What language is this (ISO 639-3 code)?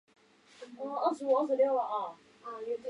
zho